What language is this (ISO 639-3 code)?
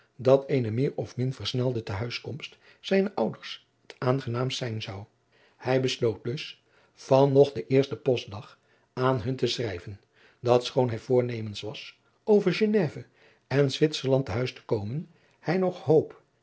nld